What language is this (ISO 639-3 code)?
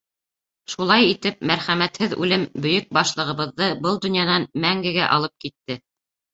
bak